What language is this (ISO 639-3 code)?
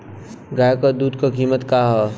bho